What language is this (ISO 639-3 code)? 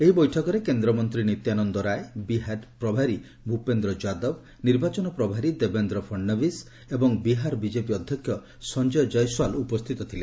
ori